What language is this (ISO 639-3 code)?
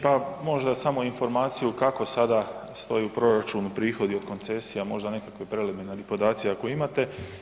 hrv